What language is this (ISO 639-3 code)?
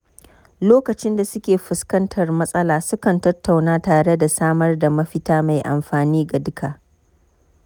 hau